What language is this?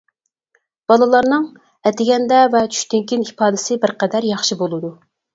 Uyghur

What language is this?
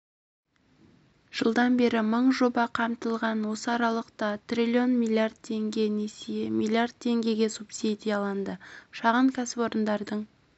Kazakh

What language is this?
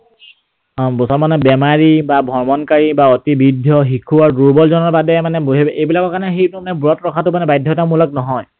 Assamese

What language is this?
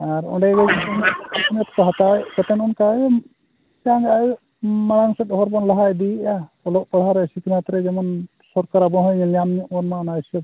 Santali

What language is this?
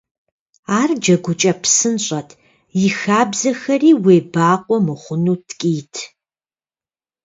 Kabardian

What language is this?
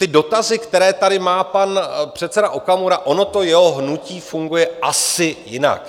Czech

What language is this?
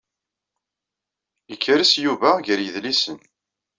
Kabyle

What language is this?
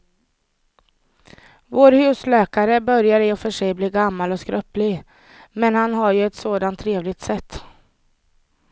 Swedish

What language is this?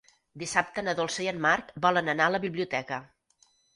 Catalan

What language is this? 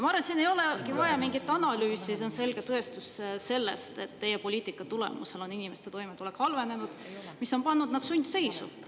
Estonian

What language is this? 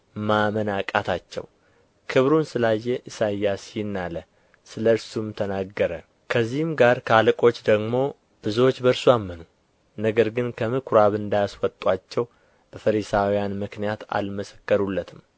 Amharic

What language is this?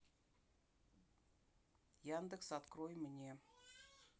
Russian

